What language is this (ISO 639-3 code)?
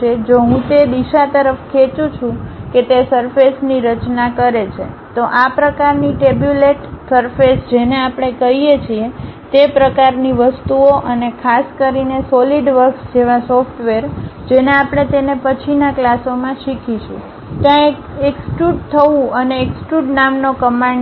guj